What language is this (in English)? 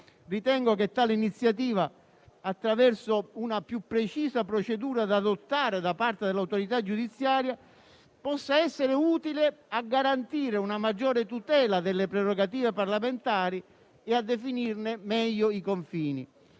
Italian